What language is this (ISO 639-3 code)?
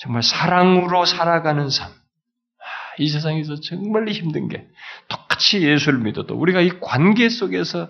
kor